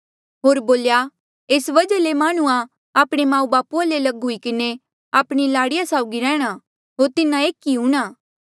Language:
Mandeali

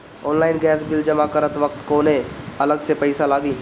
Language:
Bhojpuri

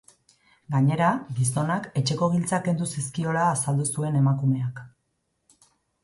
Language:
Basque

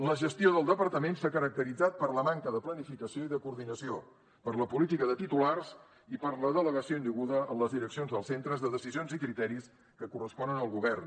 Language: Catalan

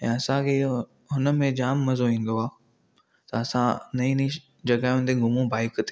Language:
Sindhi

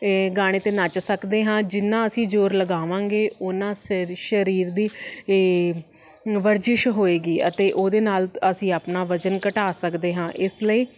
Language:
Punjabi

